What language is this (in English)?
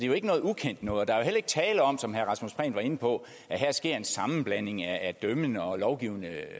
Danish